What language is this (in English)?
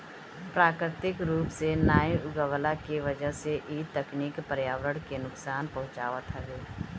Bhojpuri